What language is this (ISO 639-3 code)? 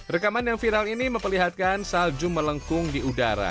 ind